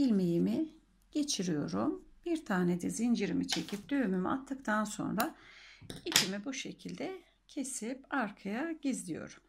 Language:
Turkish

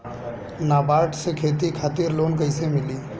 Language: Bhojpuri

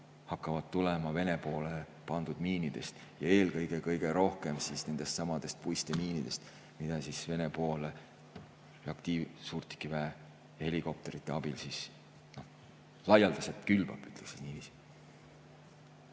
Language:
Estonian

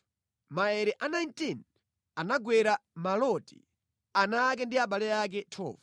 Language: Nyanja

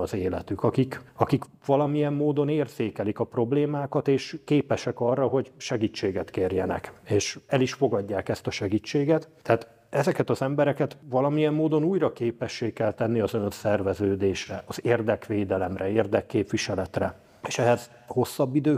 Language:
Hungarian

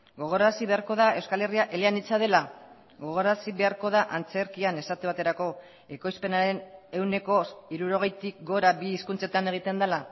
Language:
Basque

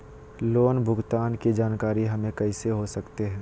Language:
Magahi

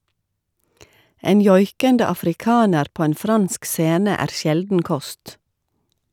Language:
Norwegian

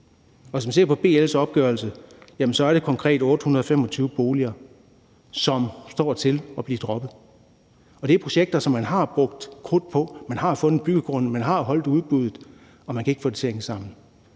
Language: Danish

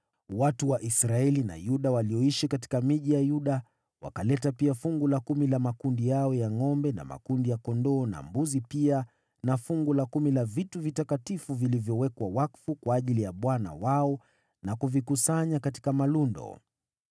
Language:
Swahili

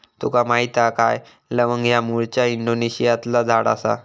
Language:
Marathi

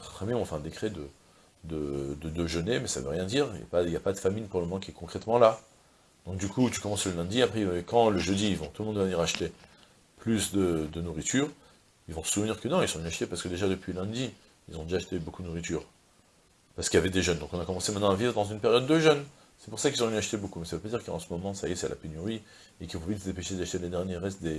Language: French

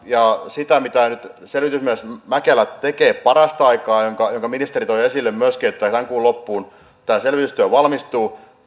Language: Finnish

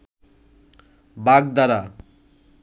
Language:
Bangla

